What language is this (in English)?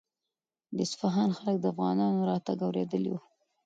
Pashto